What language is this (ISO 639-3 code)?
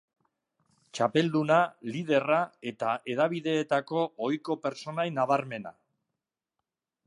eus